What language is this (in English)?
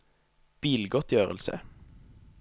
Norwegian